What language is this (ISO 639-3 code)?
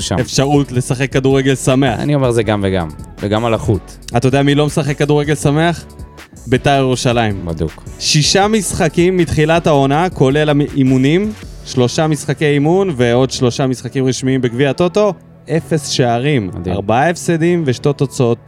heb